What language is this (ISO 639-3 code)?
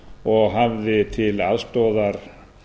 isl